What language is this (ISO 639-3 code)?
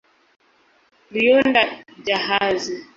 swa